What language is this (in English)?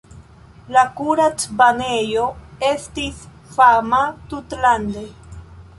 Esperanto